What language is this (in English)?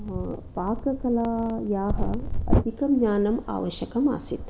Sanskrit